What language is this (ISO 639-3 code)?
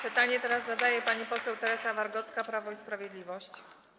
pol